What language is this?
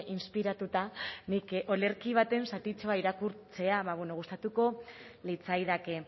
Basque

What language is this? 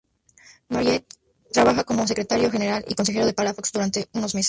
Spanish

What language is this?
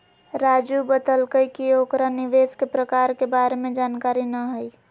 Magahi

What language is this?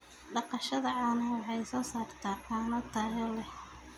Somali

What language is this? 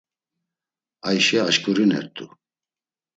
Laz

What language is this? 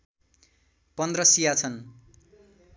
Nepali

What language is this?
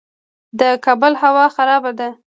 Pashto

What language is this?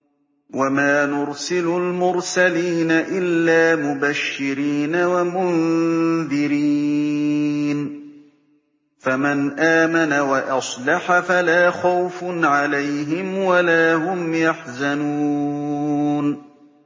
Arabic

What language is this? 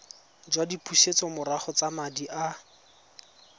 Tswana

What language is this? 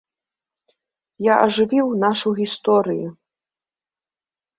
Belarusian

